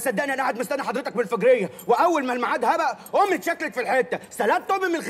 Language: Arabic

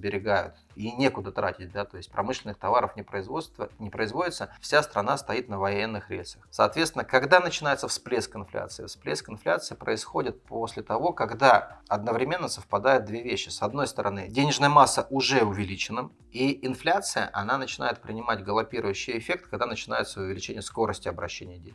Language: Russian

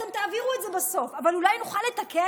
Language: Hebrew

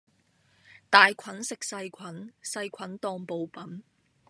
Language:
Cantonese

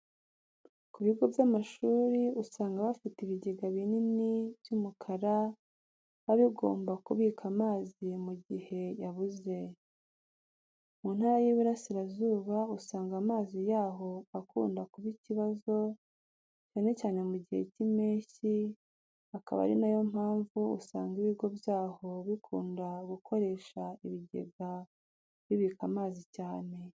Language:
Kinyarwanda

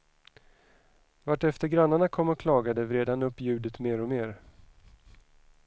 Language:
Swedish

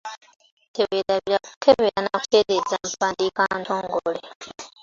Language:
Ganda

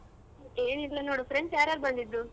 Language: Kannada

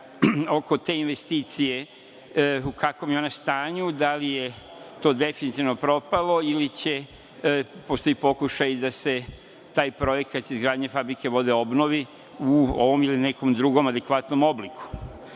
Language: Serbian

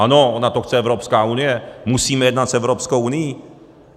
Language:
Czech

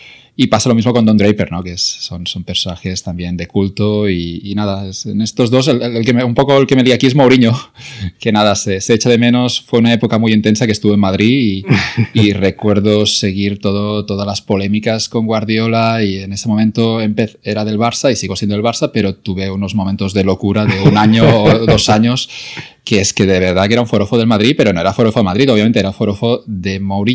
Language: Spanish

